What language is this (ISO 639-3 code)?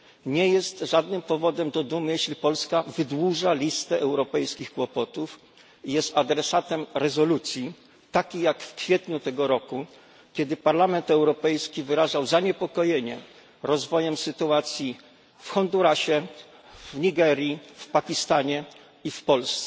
pol